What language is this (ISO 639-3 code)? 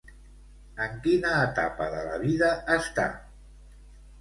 cat